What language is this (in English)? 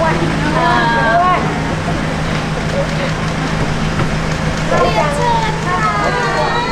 Thai